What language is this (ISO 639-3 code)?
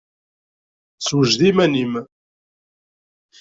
kab